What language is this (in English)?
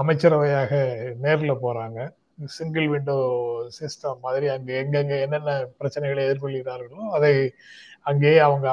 Tamil